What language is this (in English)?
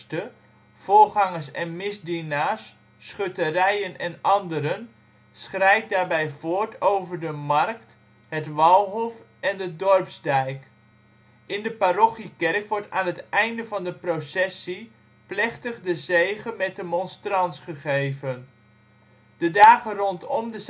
Dutch